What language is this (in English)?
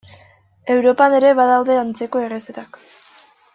Basque